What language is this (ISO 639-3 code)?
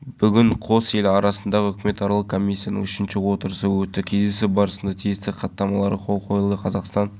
kaz